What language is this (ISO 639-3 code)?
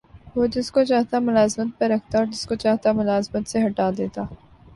urd